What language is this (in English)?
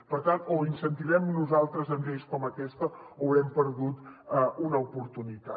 Catalan